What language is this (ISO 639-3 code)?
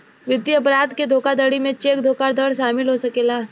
bho